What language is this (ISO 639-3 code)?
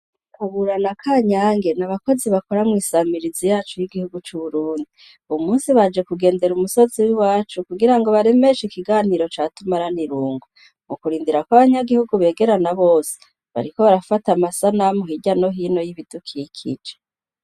run